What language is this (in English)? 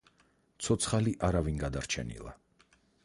Georgian